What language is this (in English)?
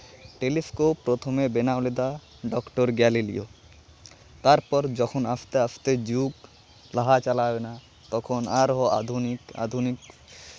Santali